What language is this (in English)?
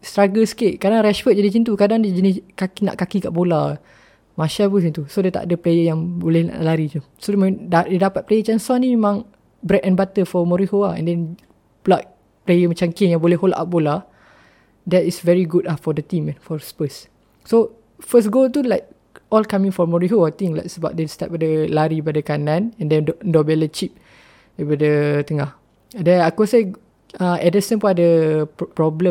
Malay